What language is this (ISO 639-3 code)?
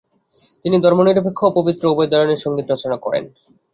ben